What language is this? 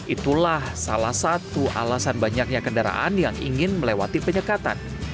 Indonesian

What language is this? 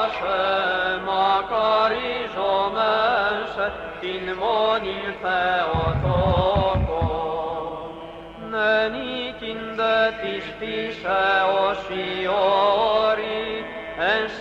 Greek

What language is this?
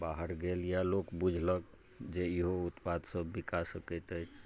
Maithili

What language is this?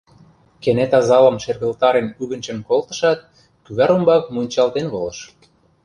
Mari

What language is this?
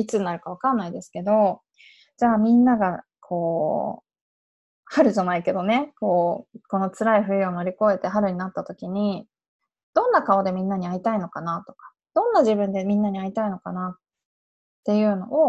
Japanese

